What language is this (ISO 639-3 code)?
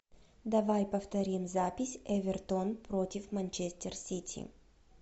rus